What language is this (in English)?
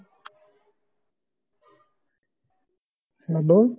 Punjabi